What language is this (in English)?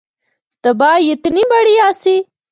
Northern Hindko